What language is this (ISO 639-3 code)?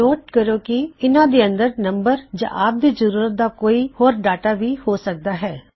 pan